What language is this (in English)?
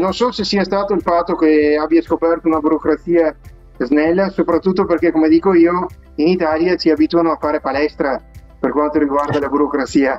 Italian